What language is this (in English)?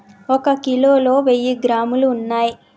Telugu